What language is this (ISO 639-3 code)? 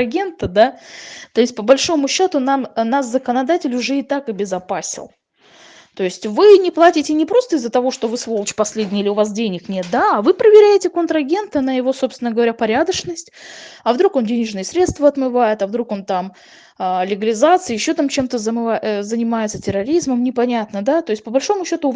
rus